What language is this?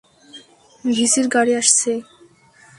Bangla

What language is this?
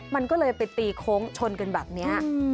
Thai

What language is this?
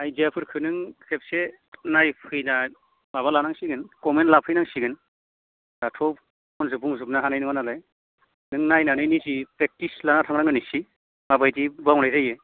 Bodo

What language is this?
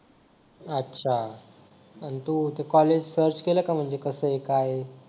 Marathi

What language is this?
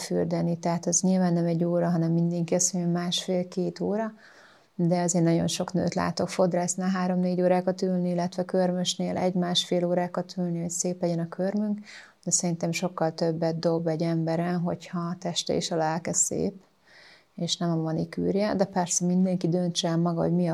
Hungarian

